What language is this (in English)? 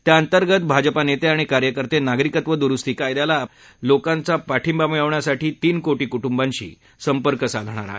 Marathi